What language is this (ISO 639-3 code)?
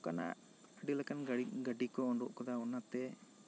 sat